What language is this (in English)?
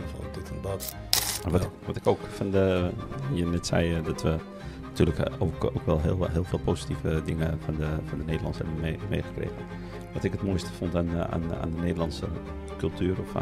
Dutch